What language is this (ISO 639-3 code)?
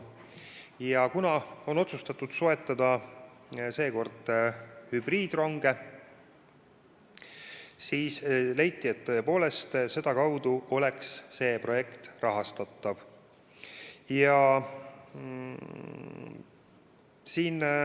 est